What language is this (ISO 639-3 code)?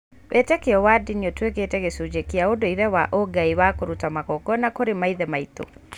kik